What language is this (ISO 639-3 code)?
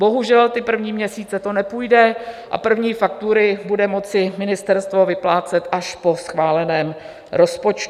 ces